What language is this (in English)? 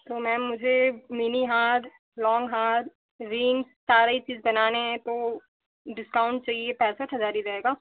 Hindi